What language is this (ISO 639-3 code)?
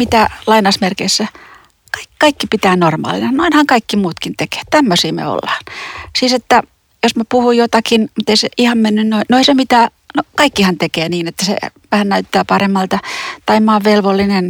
fin